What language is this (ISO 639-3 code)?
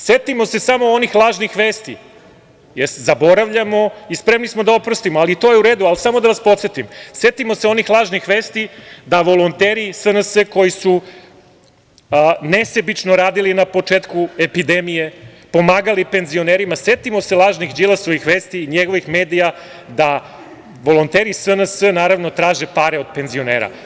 srp